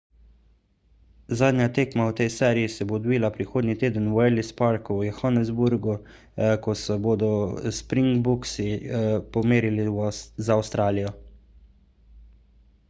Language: Slovenian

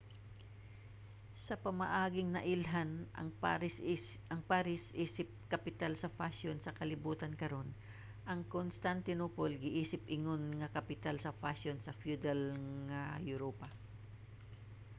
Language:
Cebuano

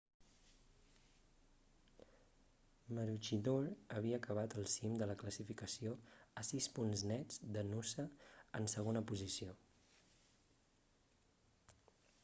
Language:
Catalan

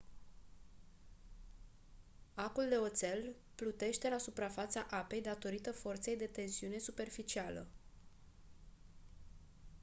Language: Romanian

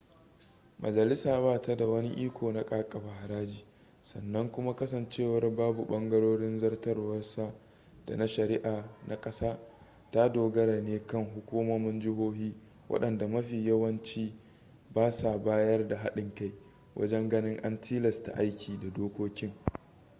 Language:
Hausa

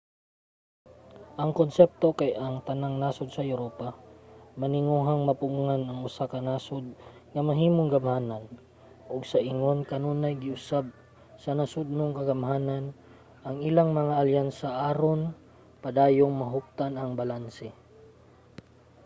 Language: Cebuano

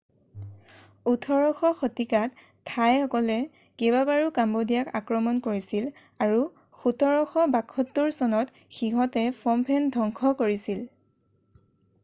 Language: Assamese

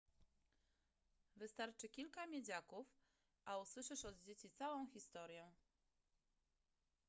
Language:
Polish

